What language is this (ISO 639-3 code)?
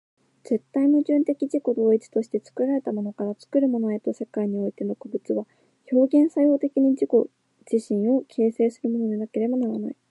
jpn